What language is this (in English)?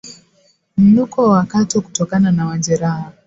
Swahili